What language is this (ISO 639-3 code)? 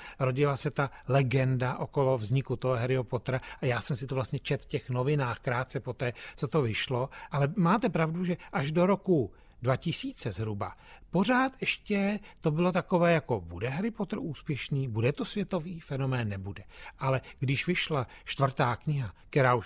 ces